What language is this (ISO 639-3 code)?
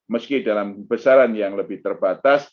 ind